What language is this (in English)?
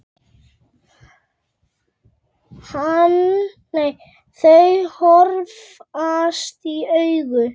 Icelandic